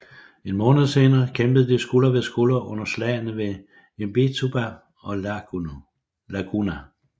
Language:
Danish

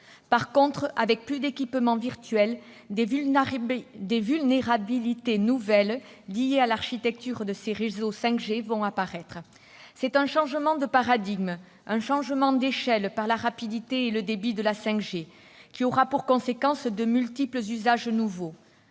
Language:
French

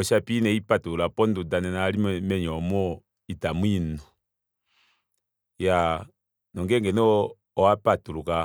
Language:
Kuanyama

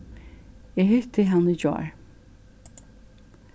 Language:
Faroese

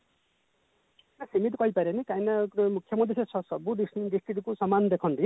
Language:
Odia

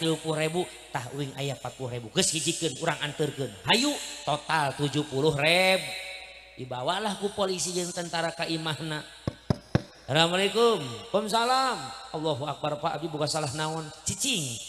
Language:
Indonesian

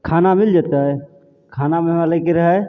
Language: Maithili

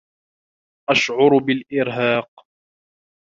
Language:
Arabic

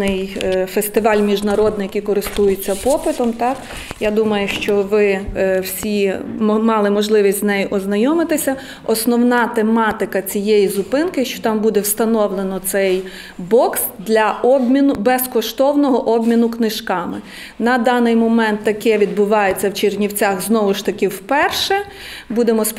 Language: Ukrainian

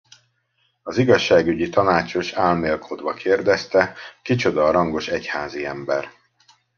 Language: Hungarian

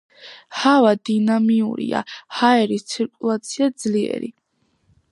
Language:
Georgian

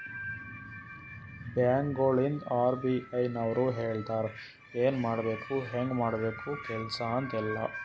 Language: Kannada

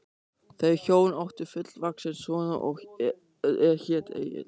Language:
Icelandic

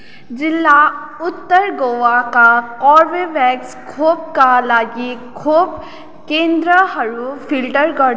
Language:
Nepali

